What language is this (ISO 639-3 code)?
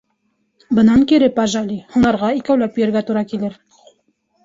bak